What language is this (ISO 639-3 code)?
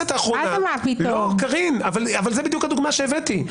heb